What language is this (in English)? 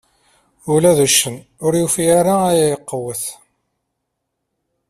Kabyle